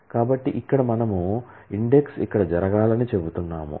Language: Telugu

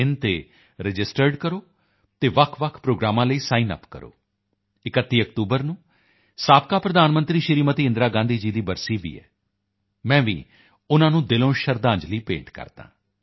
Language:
Punjabi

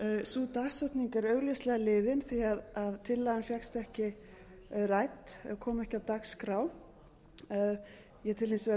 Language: Icelandic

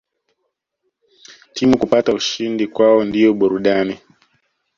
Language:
Swahili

